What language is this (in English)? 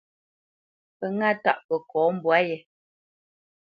Bamenyam